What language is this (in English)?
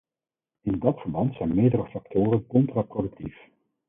Dutch